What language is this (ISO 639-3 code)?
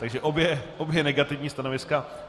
ces